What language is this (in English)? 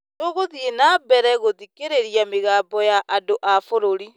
Kikuyu